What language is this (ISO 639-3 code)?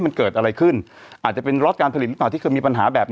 tha